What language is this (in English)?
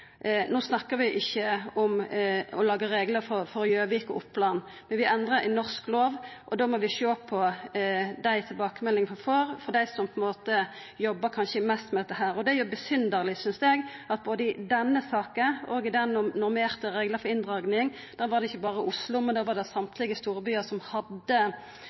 Norwegian Nynorsk